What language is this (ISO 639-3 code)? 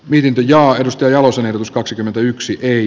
fin